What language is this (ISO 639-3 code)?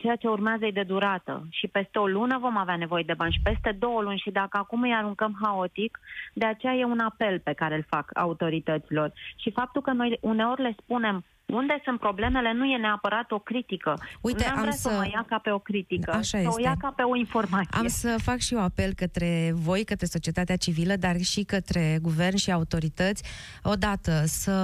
ron